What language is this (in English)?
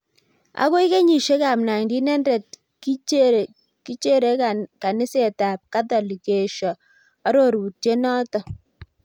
Kalenjin